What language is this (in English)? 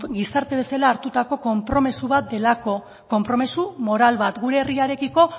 Basque